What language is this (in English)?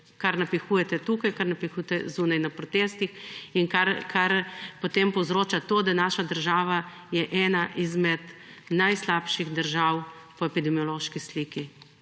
Slovenian